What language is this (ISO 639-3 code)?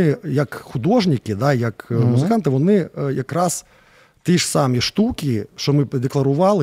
ukr